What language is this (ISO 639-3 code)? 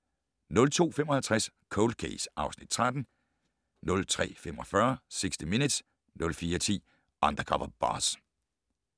dan